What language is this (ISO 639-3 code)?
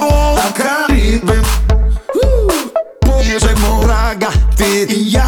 hrv